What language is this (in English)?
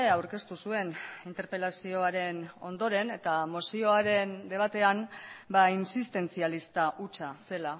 Basque